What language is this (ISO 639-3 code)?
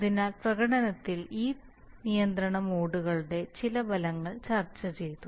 mal